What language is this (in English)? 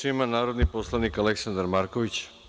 Serbian